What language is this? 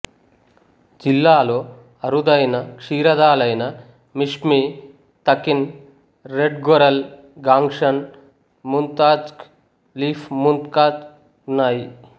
Telugu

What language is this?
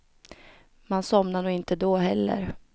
Swedish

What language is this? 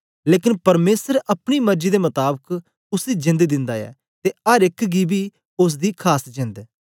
Dogri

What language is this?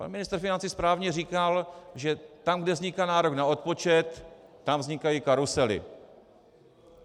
Czech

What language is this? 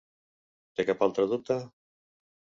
Catalan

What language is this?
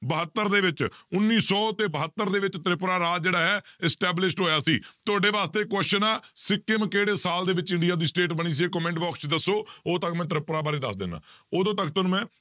Punjabi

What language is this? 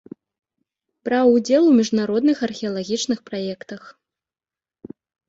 Belarusian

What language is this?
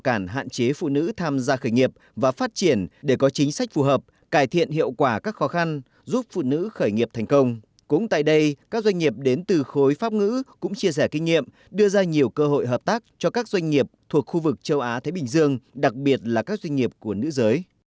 Vietnamese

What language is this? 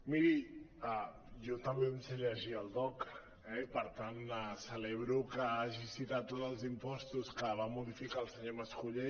Catalan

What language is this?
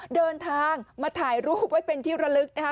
Thai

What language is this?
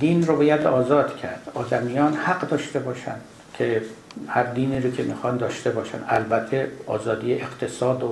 Persian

